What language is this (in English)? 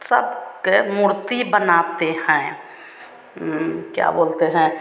Hindi